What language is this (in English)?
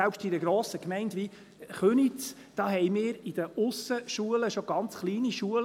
Swiss German